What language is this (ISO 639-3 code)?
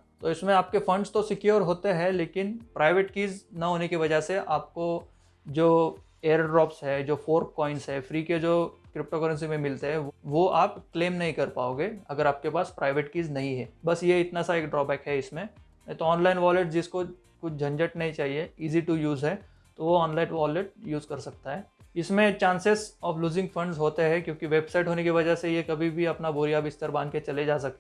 hin